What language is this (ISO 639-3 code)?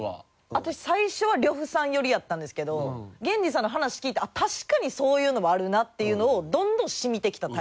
jpn